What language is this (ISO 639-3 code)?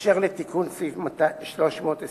heb